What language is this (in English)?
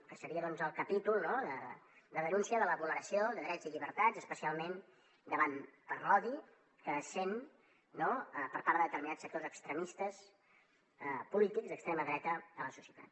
Catalan